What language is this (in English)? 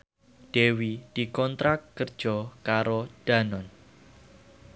Javanese